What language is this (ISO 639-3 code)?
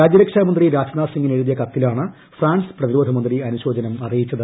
mal